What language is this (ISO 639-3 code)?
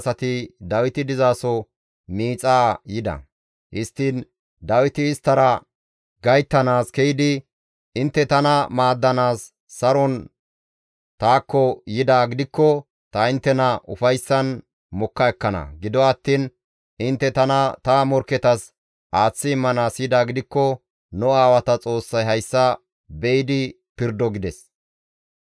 gmv